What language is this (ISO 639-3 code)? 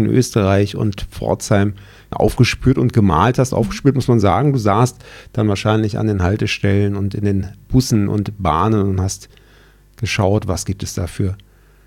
deu